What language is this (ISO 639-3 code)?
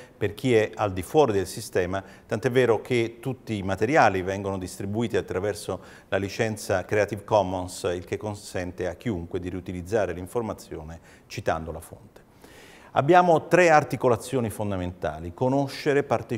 ita